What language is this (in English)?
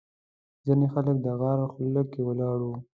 Pashto